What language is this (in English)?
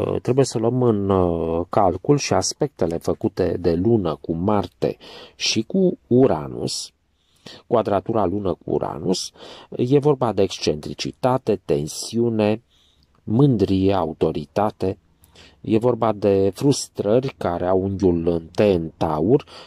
Romanian